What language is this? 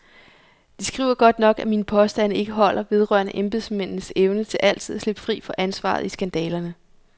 Danish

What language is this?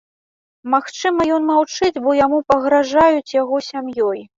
Belarusian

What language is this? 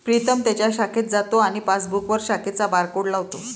Marathi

